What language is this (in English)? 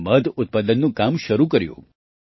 Gujarati